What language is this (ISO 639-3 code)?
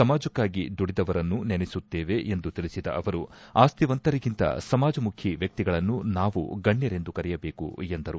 kan